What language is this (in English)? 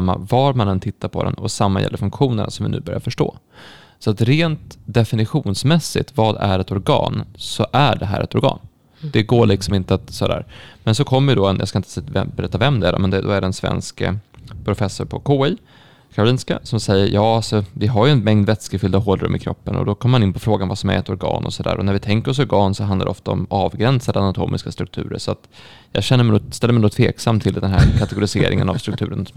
Swedish